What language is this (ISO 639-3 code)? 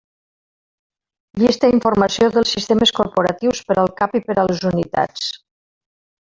cat